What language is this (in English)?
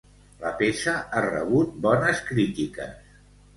Catalan